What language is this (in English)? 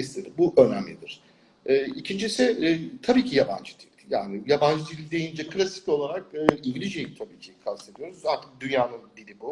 Turkish